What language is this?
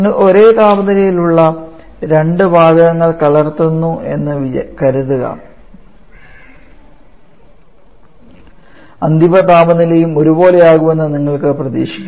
Malayalam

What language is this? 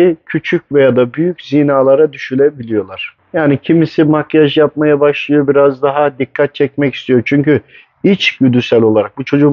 Turkish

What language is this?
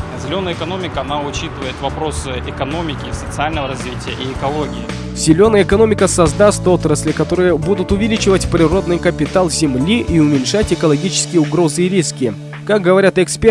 Russian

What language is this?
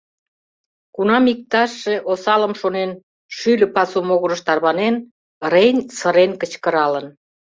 Mari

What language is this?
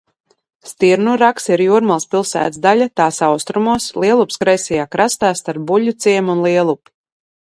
Latvian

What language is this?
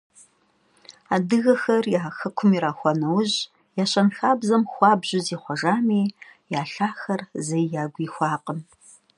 Kabardian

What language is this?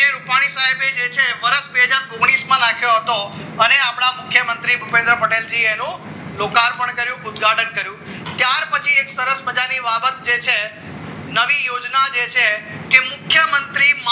Gujarati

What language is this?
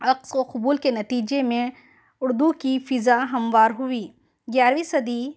Urdu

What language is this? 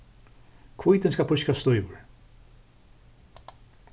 Faroese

